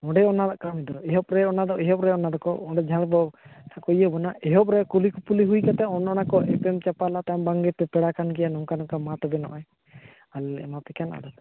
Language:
Santali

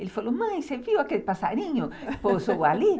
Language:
Portuguese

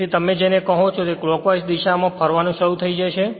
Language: Gujarati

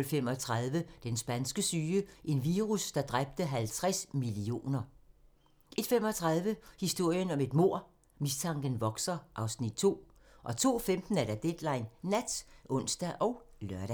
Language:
Danish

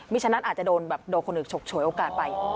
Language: Thai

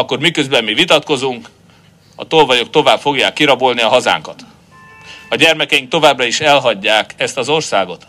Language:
Hungarian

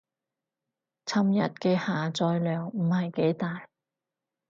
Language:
Cantonese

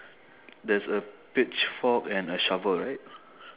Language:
English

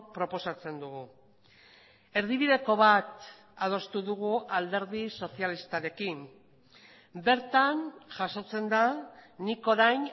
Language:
Basque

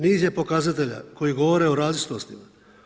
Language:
Croatian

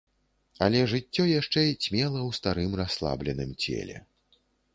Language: Belarusian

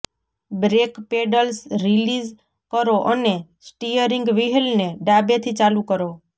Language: Gujarati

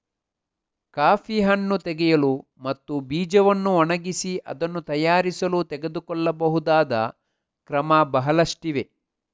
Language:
Kannada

